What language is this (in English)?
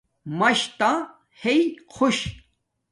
Domaaki